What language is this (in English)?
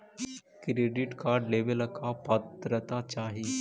Magahi